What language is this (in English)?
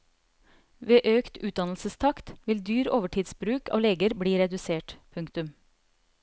Norwegian